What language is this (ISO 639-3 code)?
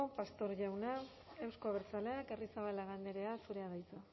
eus